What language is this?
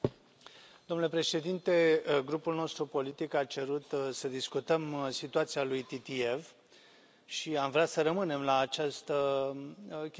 Romanian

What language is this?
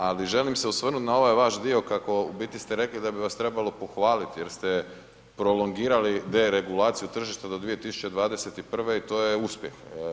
Croatian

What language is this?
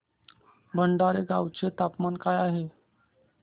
Marathi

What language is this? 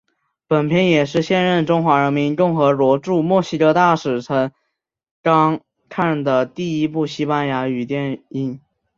Chinese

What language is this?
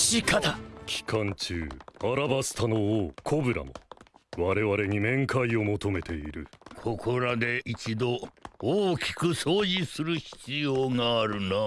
Japanese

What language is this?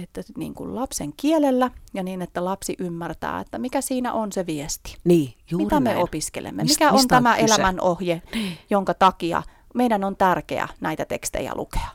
Finnish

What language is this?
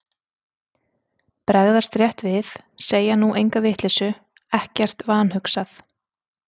Icelandic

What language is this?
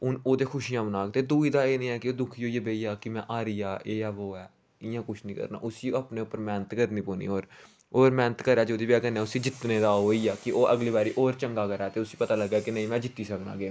Dogri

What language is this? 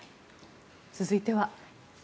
Japanese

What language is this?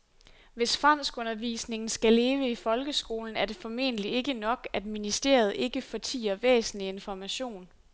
Danish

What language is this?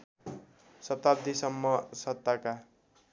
Nepali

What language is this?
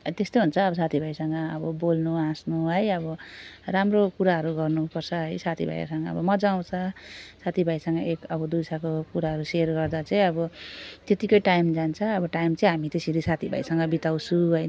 Nepali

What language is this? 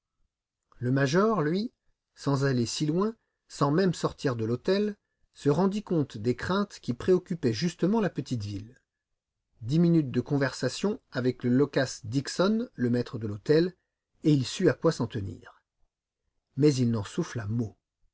French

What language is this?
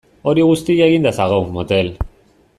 Basque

